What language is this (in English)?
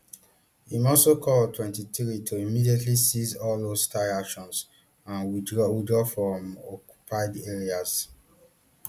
Nigerian Pidgin